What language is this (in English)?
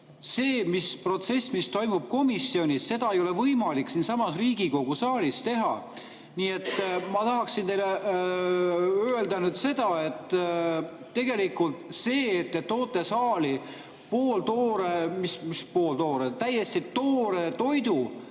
Estonian